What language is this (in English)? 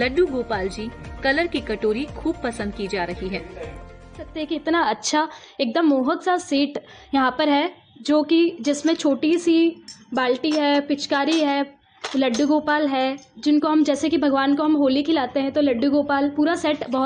Hindi